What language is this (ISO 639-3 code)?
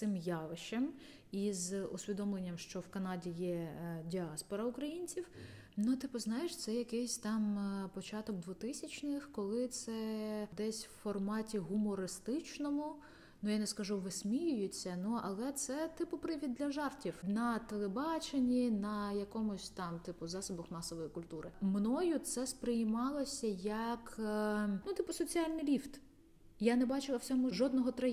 ukr